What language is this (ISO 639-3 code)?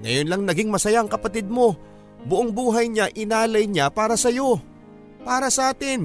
fil